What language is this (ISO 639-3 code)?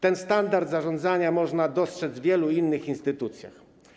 pol